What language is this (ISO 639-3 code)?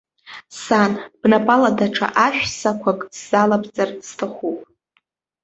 abk